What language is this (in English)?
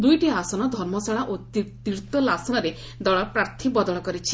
Odia